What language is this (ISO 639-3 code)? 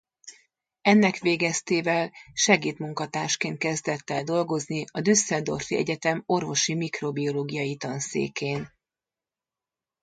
hun